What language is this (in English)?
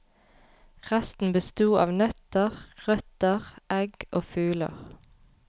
Norwegian